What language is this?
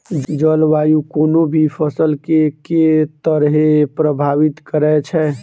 Maithili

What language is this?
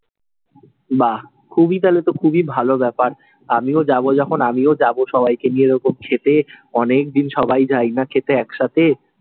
Bangla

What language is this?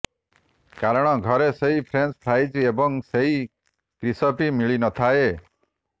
Odia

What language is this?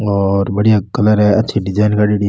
Rajasthani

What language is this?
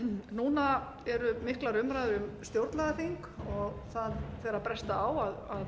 Icelandic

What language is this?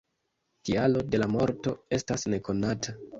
Esperanto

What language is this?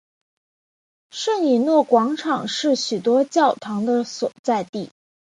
Chinese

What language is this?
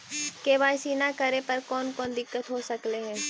Magahi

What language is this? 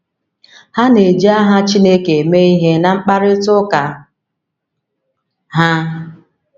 Igbo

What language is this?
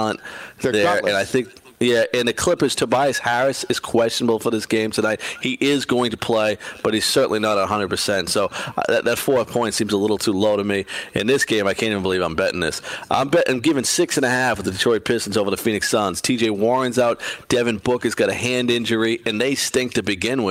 English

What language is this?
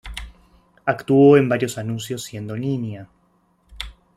Spanish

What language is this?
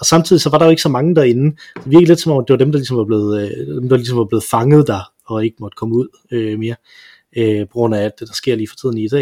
Danish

